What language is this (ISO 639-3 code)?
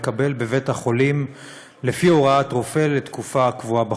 heb